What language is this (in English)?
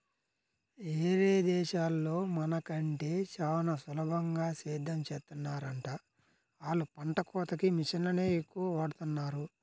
Telugu